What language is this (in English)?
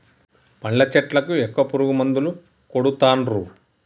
Telugu